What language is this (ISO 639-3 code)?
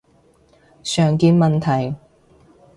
yue